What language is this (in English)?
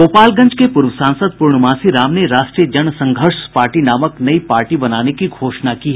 Hindi